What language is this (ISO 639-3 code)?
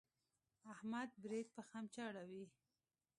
pus